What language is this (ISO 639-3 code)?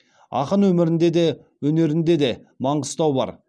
kaz